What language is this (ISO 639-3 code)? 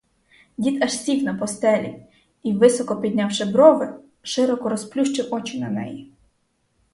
ukr